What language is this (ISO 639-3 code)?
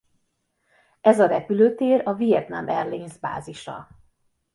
hun